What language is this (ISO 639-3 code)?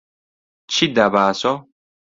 ckb